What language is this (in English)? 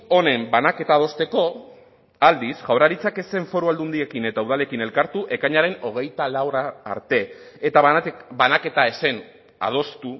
Basque